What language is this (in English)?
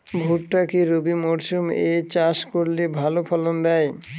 Bangla